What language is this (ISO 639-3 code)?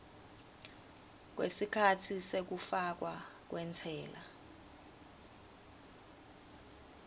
ssw